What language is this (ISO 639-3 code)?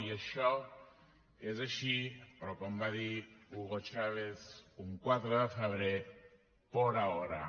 cat